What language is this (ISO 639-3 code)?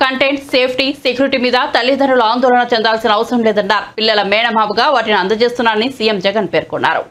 tel